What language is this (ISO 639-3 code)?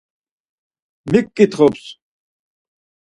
lzz